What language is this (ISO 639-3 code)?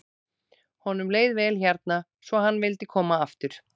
isl